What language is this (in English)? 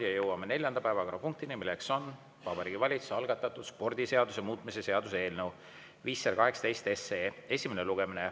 Estonian